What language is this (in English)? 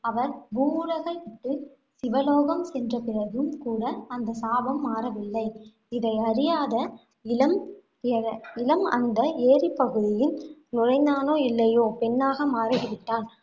Tamil